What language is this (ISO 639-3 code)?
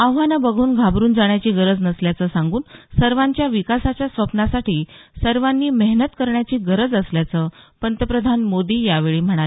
mar